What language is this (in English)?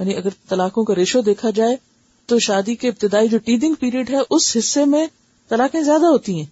Urdu